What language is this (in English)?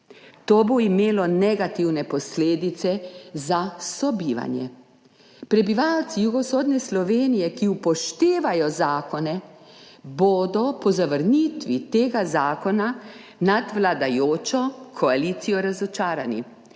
Slovenian